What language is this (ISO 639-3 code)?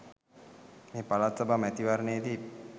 sin